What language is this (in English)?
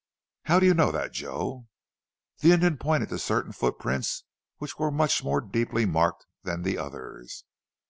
English